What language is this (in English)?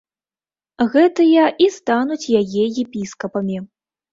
Belarusian